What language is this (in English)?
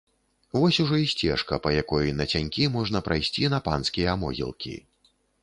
Belarusian